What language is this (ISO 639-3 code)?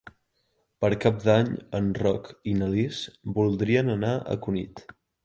cat